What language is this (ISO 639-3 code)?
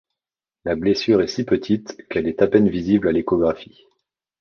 fra